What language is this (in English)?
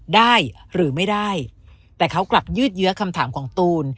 Thai